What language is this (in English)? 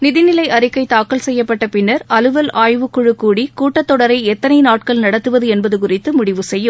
Tamil